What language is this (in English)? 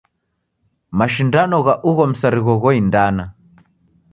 Taita